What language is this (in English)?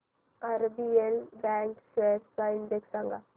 Marathi